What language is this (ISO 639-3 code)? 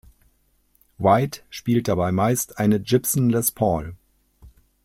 deu